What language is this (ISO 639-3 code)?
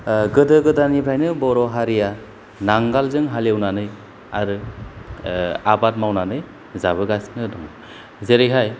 brx